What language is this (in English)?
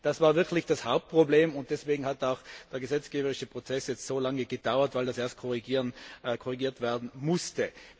German